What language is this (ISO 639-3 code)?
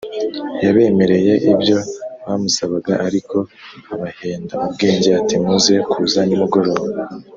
kin